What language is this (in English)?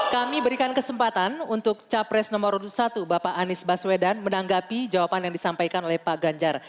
Indonesian